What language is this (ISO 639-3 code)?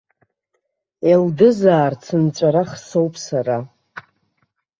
abk